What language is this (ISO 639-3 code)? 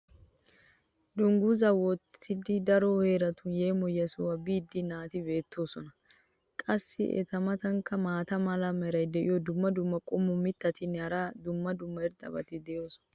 wal